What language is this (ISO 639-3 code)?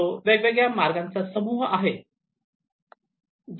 mar